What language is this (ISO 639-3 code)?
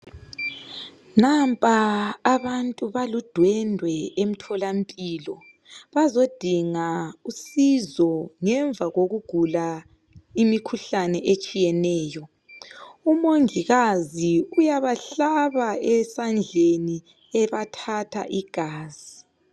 nde